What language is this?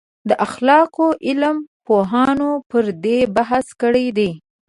Pashto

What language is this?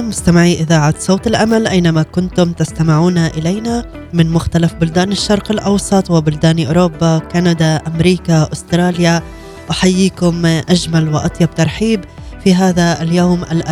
Arabic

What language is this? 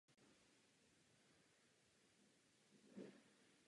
Czech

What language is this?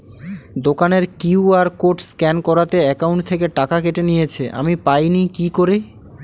Bangla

